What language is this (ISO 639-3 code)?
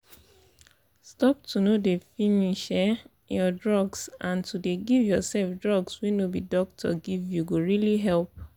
pcm